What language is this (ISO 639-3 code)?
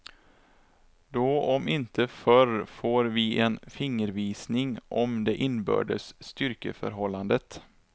swe